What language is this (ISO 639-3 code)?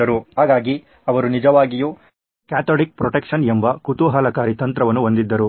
kan